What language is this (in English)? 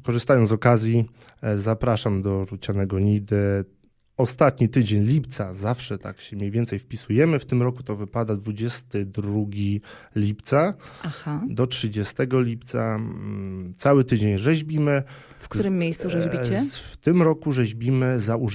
Polish